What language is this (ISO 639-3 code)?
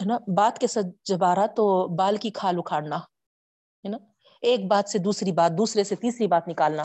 urd